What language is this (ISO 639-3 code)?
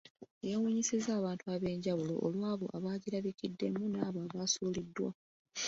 lug